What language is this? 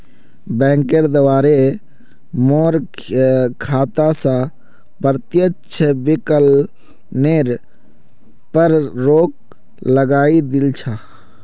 Magahi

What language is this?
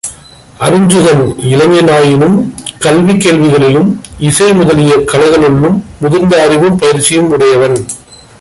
Tamil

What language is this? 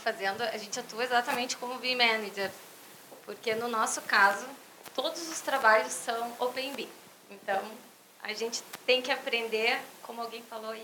Portuguese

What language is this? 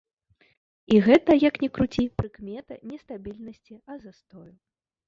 Belarusian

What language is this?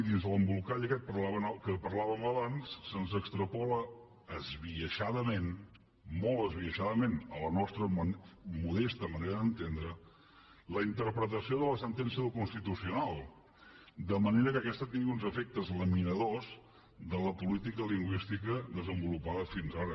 Catalan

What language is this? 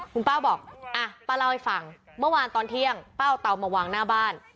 Thai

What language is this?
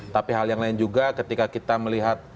Indonesian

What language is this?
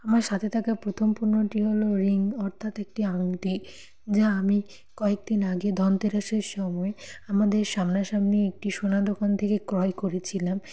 Bangla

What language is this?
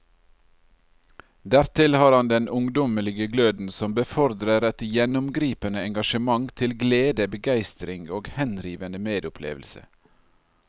Norwegian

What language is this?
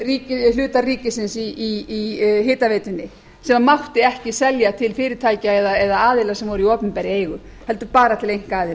Icelandic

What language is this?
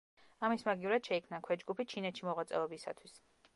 Georgian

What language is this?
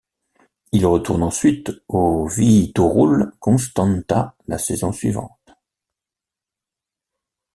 French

